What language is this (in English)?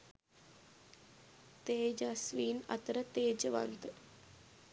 Sinhala